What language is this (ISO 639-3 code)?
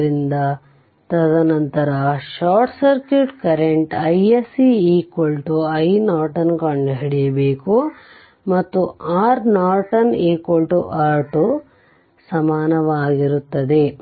kan